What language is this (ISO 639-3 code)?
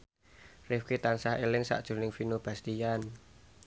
jav